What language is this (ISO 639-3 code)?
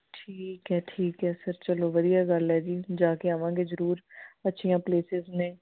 pan